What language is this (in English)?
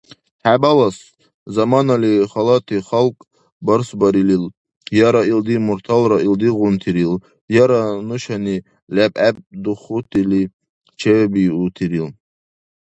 Dargwa